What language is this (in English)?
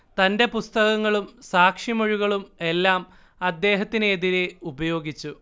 Malayalam